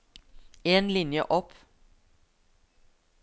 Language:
Norwegian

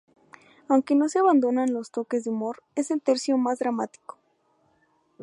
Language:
Spanish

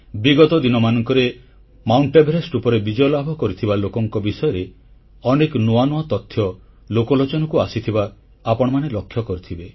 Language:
Odia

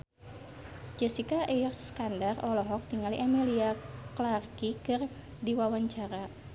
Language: Sundanese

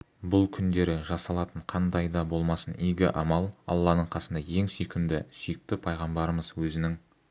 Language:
Kazakh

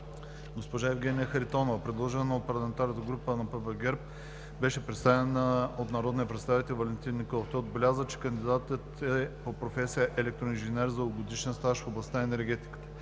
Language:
Bulgarian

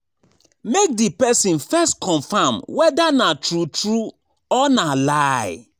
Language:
Nigerian Pidgin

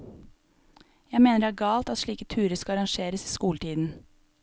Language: Norwegian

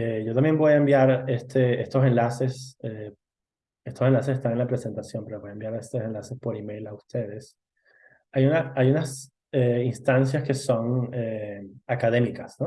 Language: Spanish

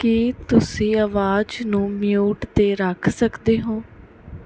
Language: Punjabi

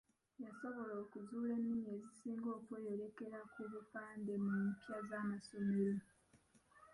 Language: Ganda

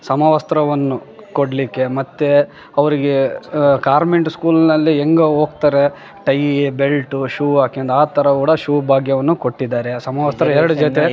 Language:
Kannada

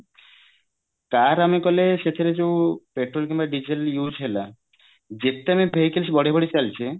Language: Odia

